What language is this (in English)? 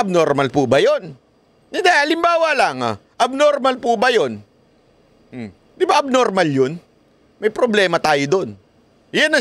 Filipino